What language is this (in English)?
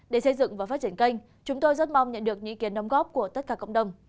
Vietnamese